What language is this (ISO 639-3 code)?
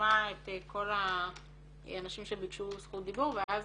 heb